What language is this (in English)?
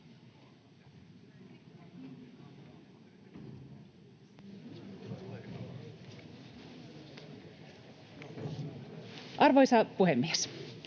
Finnish